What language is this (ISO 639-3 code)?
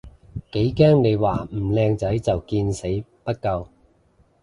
yue